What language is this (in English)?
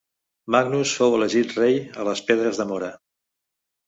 Catalan